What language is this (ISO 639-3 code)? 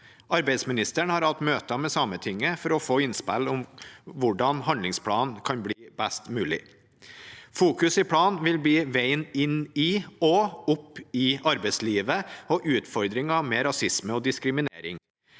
nor